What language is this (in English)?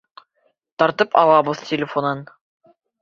Bashkir